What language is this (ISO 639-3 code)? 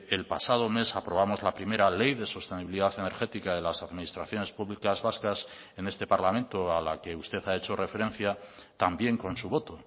spa